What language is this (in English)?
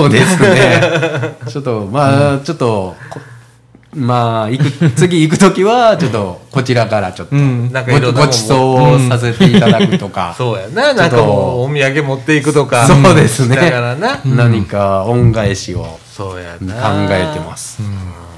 Japanese